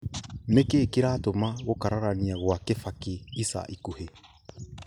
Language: Kikuyu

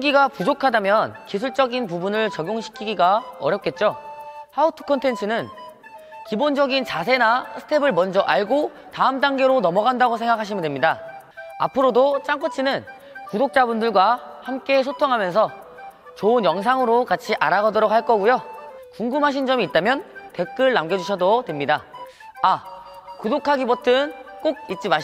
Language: Korean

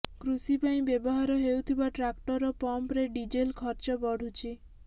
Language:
Odia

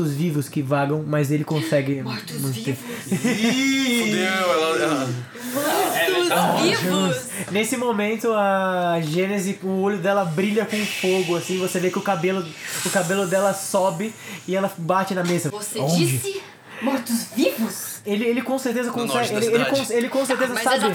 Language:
Portuguese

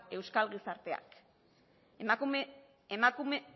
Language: Basque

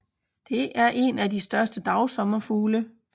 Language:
Danish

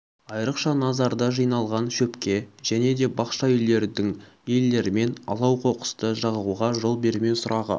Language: Kazakh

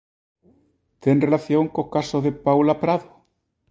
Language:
Galician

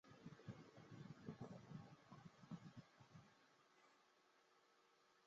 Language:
Chinese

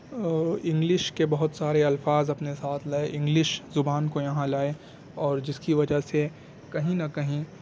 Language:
Urdu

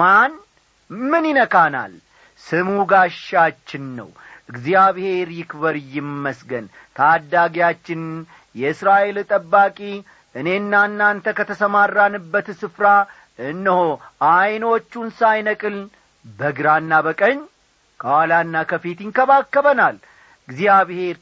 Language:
Amharic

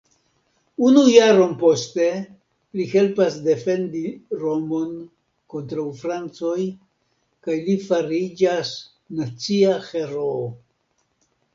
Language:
Esperanto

